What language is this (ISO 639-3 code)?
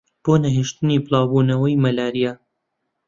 ckb